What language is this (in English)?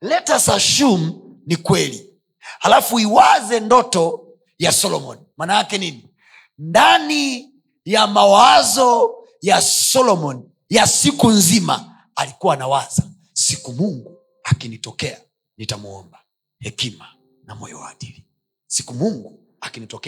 Swahili